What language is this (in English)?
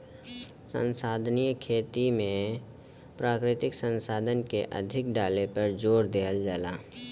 Bhojpuri